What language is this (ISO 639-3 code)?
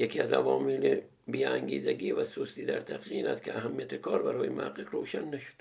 fas